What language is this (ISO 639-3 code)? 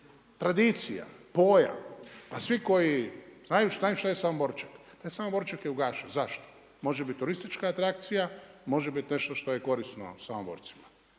hrv